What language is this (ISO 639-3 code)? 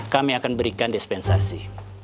ind